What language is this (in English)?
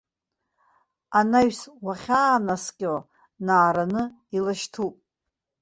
Abkhazian